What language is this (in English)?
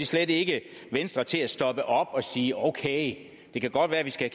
Danish